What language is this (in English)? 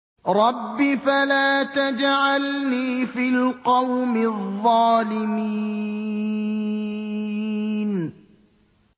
Arabic